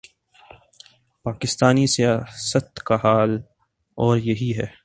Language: Urdu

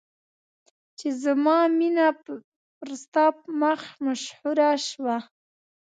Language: Pashto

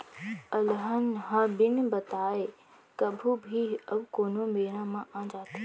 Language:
Chhattisgarhi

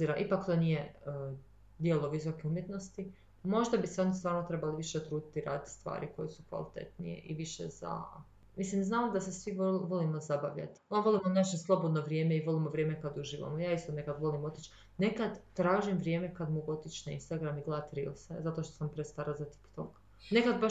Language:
Croatian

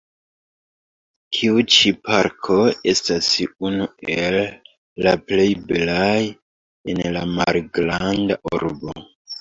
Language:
Esperanto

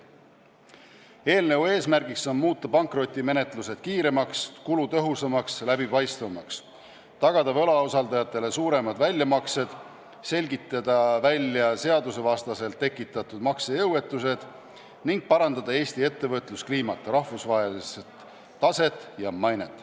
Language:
Estonian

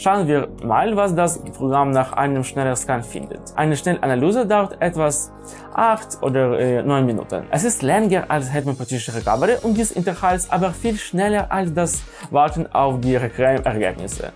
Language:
German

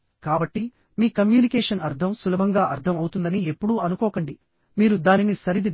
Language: Telugu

